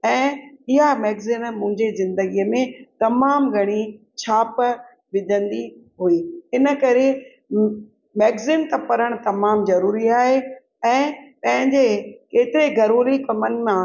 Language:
Sindhi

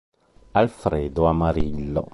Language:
Italian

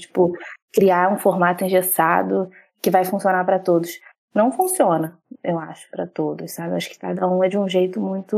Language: Portuguese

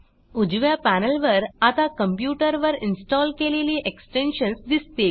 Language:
Marathi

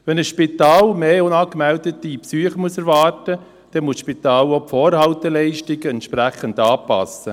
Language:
Swiss German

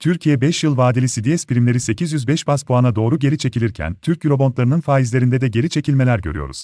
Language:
Turkish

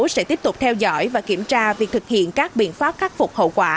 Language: Vietnamese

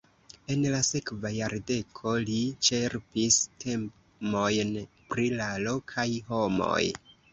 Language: Esperanto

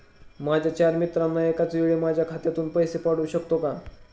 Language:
Marathi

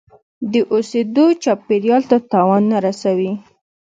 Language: Pashto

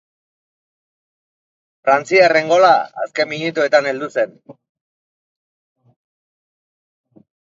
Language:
Basque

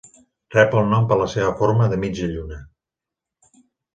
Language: Catalan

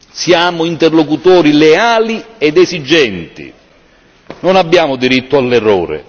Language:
Italian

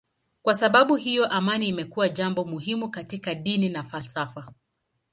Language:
Swahili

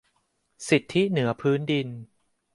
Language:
Thai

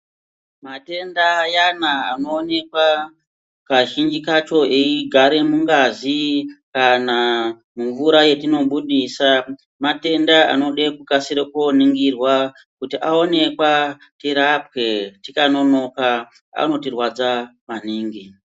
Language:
Ndau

